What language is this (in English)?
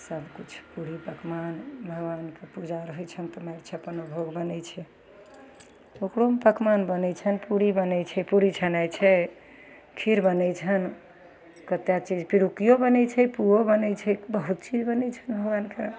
Maithili